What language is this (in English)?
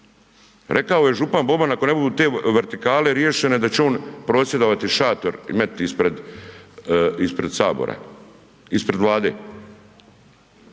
Croatian